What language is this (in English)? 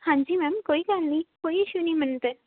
Punjabi